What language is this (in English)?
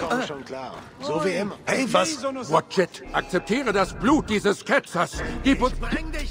German